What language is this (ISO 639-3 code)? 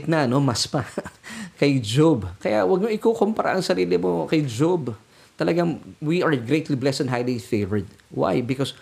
fil